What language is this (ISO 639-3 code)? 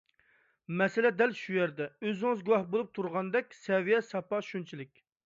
uig